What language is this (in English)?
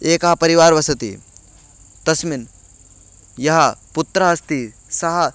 Sanskrit